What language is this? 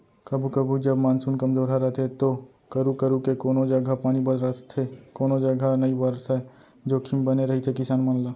Chhattisgarhi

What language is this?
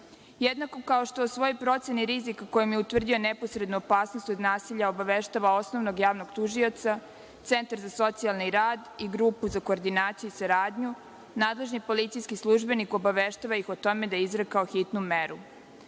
Serbian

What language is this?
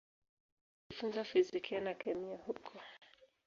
Swahili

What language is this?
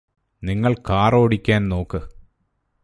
Malayalam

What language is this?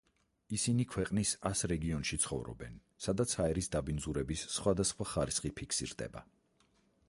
Georgian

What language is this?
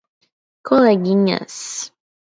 Portuguese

